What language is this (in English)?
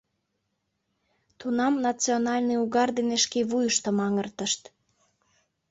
Mari